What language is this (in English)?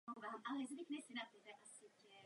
Czech